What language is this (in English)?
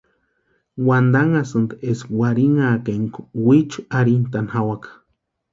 Western Highland Purepecha